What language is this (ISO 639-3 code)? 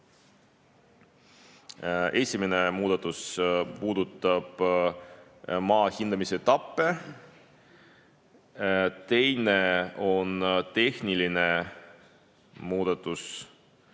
est